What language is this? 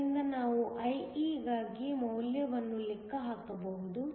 Kannada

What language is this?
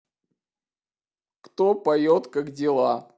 Russian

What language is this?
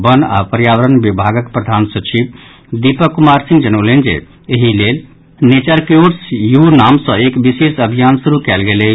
Maithili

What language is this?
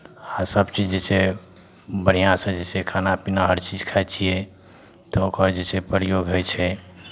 Maithili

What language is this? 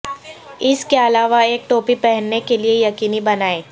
Urdu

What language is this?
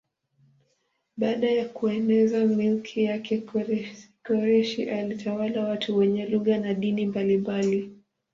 Swahili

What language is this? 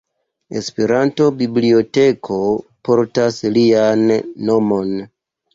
Esperanto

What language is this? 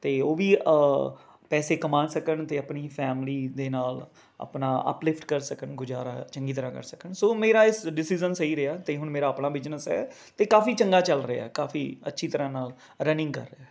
Punjabi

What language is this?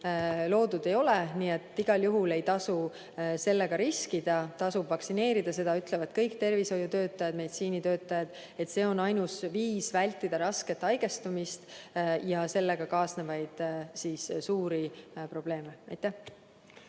Estonian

